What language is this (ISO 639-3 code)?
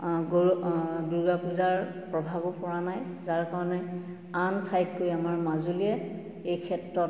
asm